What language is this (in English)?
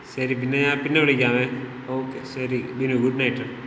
Malayalam